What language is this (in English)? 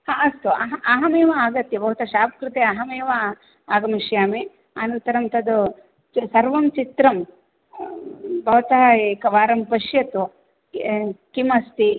Sanskrit